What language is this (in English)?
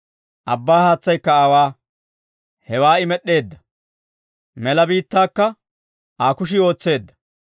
Dawro